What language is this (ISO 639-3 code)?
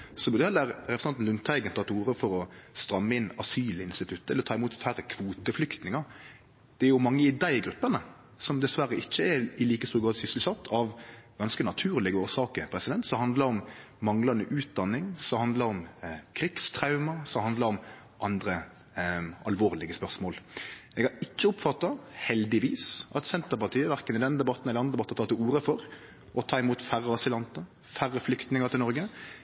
nno